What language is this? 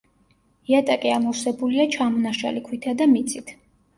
Georgian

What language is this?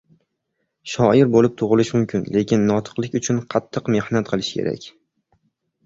Uzbek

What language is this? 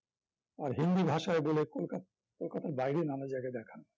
Bangla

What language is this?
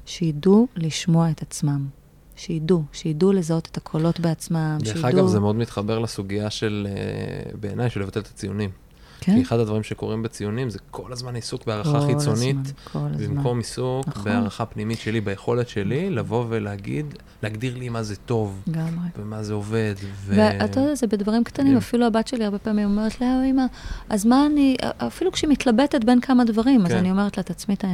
Hebrew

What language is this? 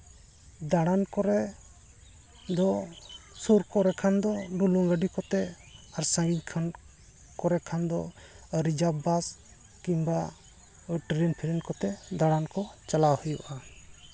Santali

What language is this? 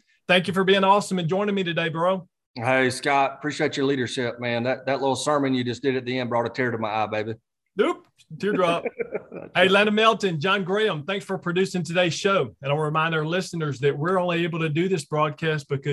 English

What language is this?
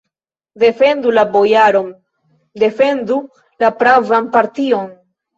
Esperanto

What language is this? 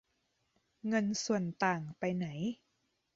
Thai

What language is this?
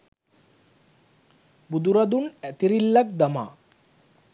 Sinhala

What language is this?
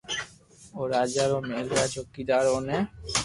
Loarki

